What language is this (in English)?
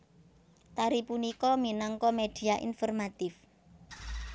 Javanese